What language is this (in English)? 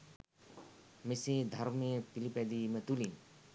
Sinhala